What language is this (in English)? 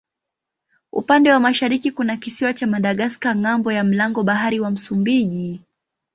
Swahili